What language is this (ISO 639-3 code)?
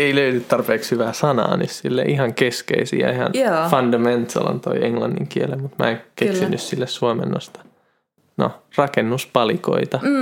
fin